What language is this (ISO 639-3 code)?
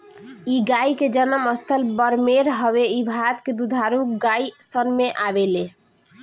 bho